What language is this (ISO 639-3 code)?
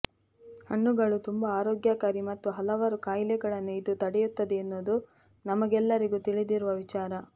kan